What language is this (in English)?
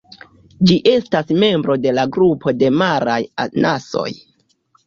Esperanto